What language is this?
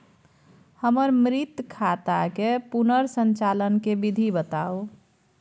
Maithili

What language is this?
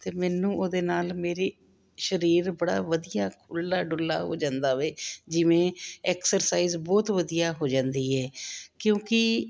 Punjabi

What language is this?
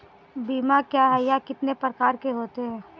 Hindi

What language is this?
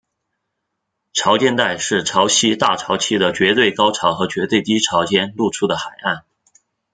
Chinese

